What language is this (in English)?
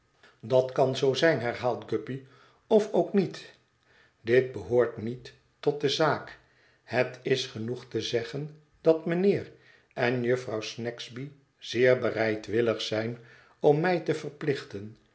Dutch